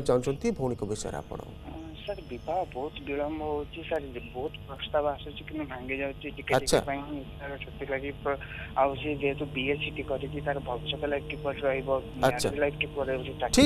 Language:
Hindi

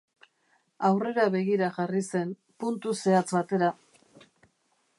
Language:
Basque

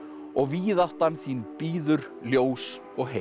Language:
Icelandic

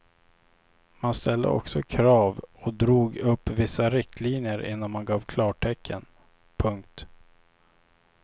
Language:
Swedish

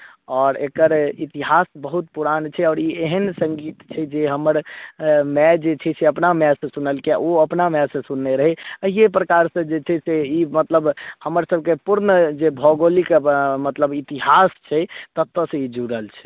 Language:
Maithili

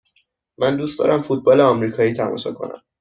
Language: Persian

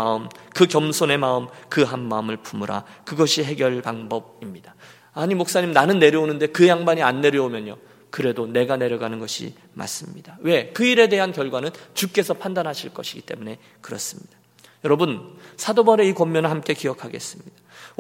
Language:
Korean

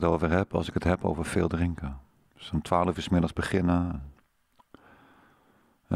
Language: Dutch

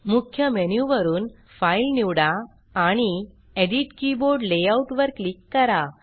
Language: Marathi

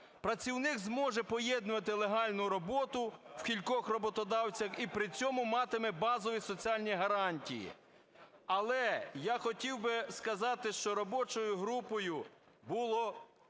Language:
Ukrainian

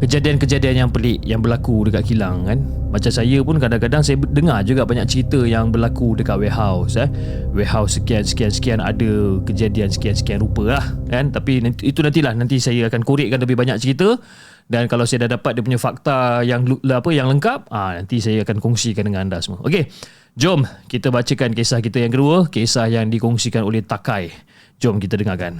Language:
Malay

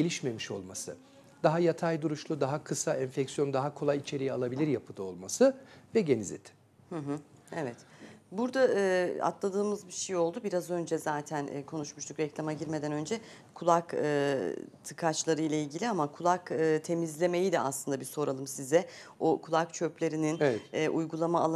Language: Turkish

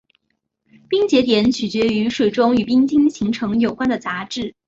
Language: Chinese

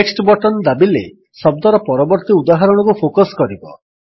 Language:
Odia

